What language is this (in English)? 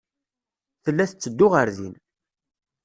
Kabyle